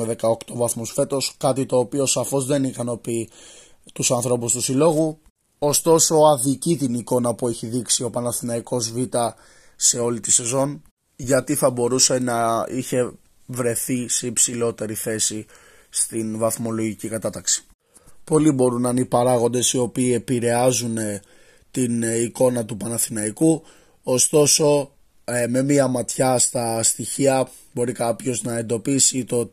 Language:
Greek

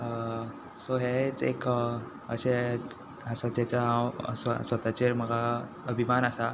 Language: Konkani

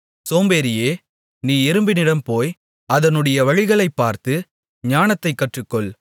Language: Tamil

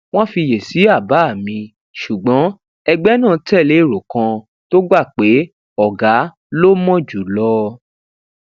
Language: Yoruba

